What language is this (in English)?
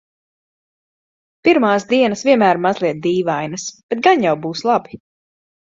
Latvian